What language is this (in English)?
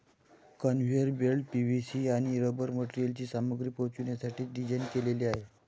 Marathi